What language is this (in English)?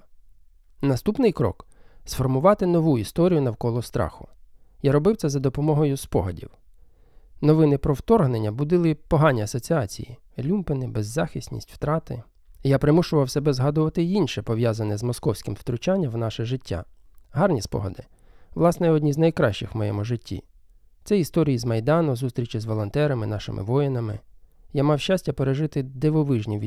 Ukrainian